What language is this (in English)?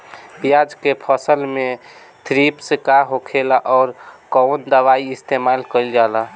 Bhojpuri